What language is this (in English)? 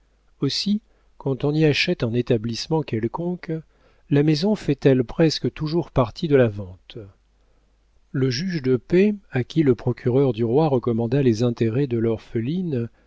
French